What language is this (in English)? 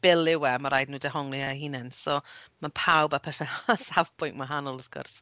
Welsh